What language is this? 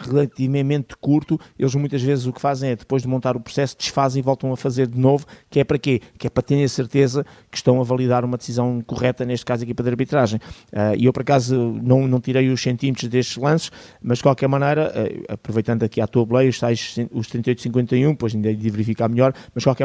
Portuguese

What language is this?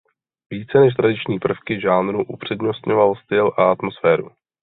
Czech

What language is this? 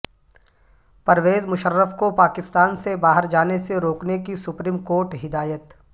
Urdu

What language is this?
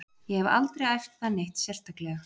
Icelandic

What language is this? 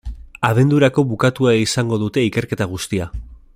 Basque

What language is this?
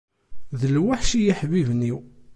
Kabyle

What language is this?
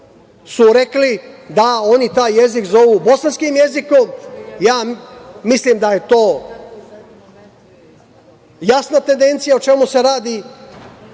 Serbian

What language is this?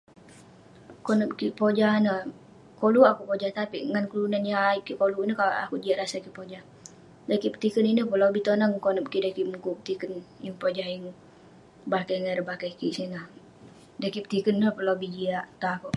Western Penan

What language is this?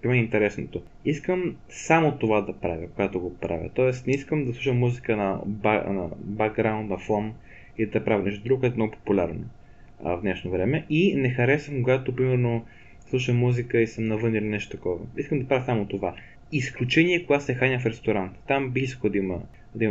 Bulgarian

